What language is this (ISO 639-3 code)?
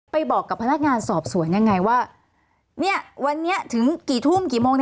tha